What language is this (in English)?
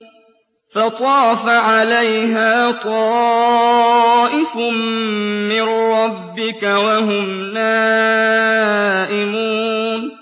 Arabic